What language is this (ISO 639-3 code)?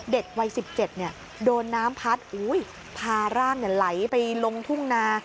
tha